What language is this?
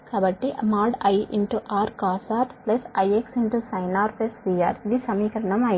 Telugu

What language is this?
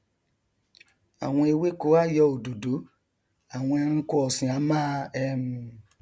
Yoruba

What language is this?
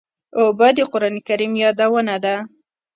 Pashto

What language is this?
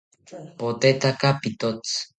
South Ucayali Ashéninka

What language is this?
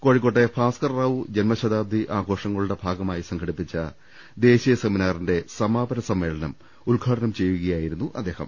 Malayalam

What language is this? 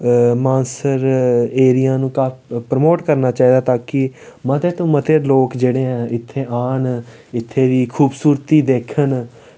Dogri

